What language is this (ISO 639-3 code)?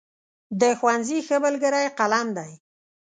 pus